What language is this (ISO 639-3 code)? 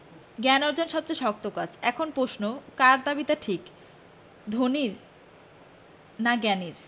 ben